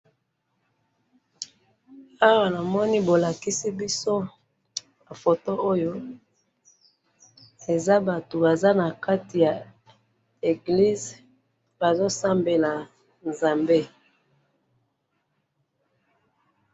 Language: Lingala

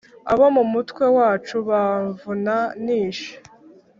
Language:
Kinyarwanda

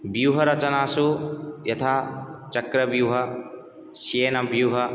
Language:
Sanskrit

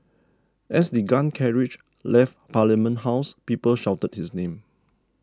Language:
English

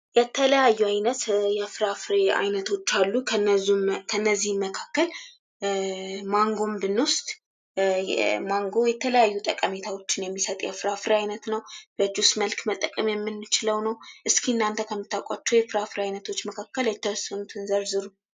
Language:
Amharic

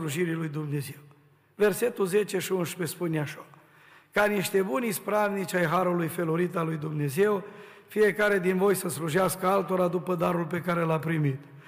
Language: Romanian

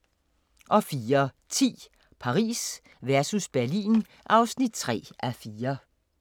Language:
Danish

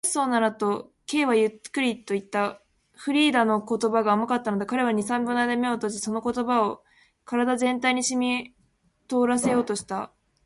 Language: Japanese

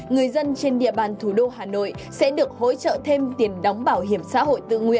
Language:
Vietnamese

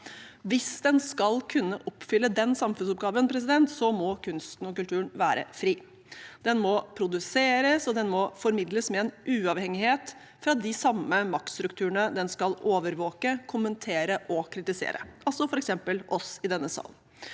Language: Norwegian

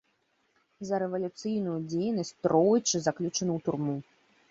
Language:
Belarusian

